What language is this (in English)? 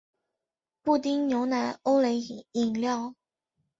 Chinese